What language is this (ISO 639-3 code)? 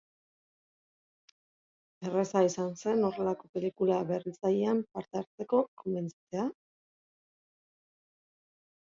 eus